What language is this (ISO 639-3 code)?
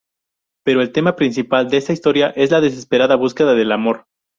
spa